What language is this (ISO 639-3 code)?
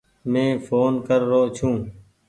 gig